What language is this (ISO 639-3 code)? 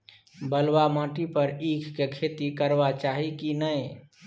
mai